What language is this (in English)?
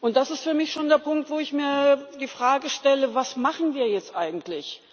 German